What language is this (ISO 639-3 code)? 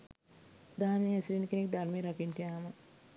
sin